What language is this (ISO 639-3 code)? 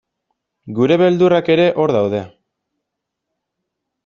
eus